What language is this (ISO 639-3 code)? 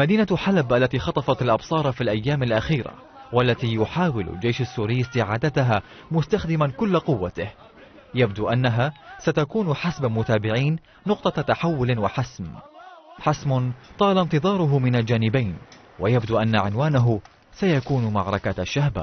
ara